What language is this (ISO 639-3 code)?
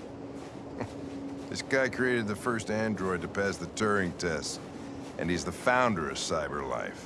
eng